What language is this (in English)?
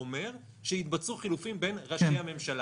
Hebrew